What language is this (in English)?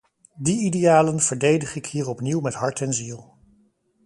Dutch